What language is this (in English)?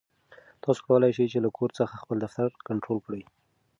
Pashto